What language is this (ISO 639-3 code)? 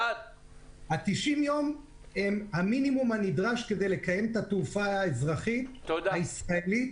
heb